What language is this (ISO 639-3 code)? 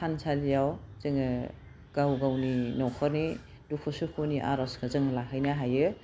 brx